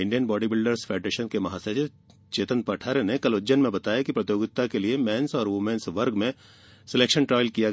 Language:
Hindi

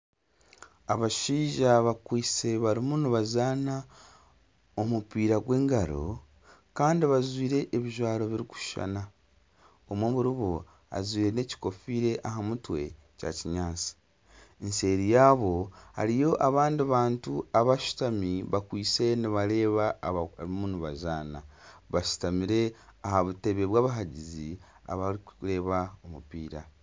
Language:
Nyankole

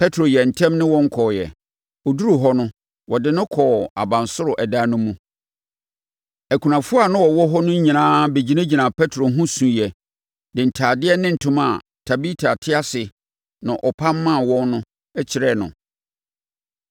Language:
Akan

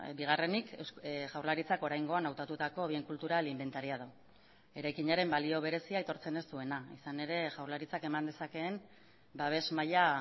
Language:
Basque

